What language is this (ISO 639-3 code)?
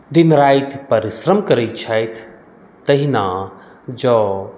mai